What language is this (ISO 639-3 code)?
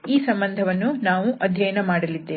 kan